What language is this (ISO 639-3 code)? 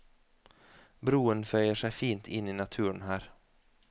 nor